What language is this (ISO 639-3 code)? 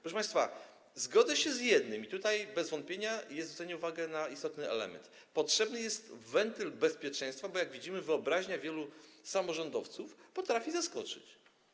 pol